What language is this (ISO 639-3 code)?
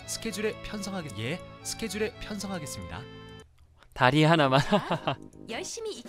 kor